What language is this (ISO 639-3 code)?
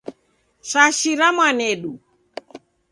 dav